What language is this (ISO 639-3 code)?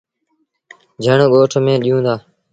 sbn